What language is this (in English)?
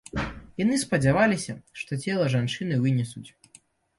Belarusian